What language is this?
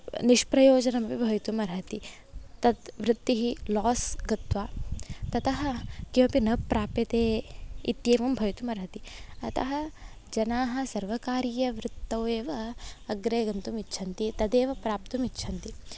Sanskrit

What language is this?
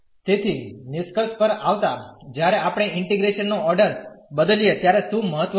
Gujarati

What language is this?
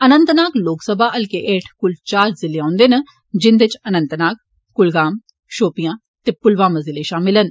Dogri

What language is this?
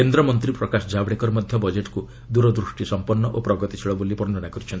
Odia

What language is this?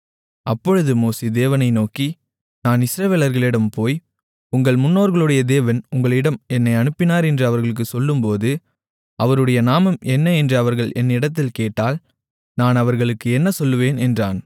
Tamil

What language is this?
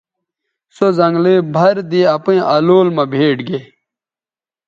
Bateri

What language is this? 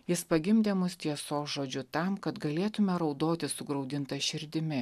Lithuanian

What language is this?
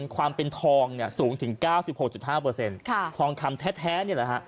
Thai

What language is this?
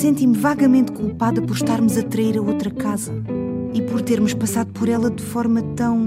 Portuguese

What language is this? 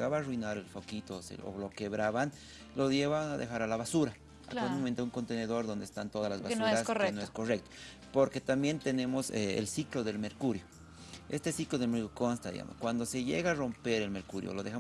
Spanish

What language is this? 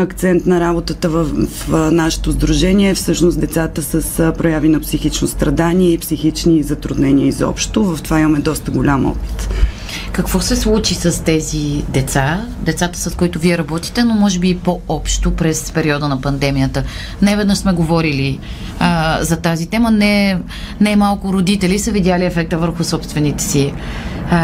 Bulgarian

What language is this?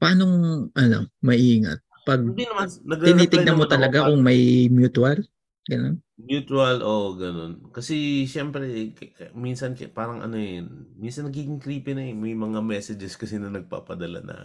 Filipino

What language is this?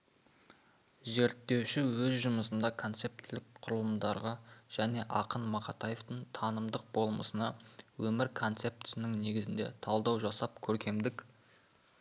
Kazakh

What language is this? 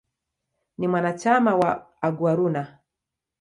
Swahili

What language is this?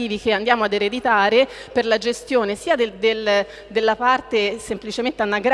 Italian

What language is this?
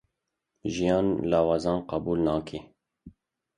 Kurdish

